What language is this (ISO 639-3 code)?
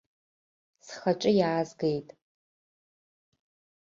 abk